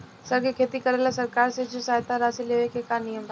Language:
Bhojpuri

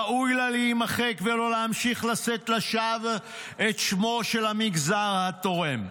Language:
Hebrew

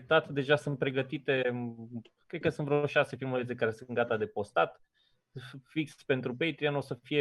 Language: Romanian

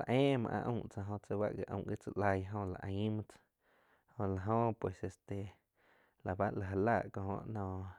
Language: Quiotepec Chinantec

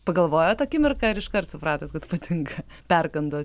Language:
Lithuanian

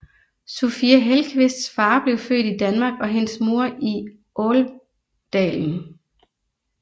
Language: Danish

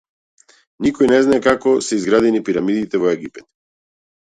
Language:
Macedonian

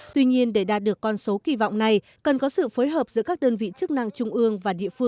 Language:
Vietnamese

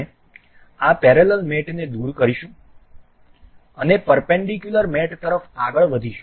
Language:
Gujarati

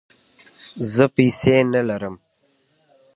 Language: Pashto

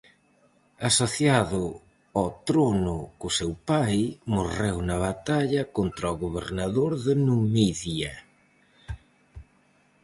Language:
Galician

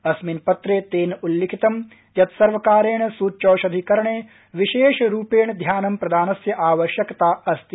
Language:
Sanskrit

